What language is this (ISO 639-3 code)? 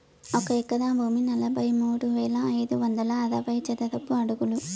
tel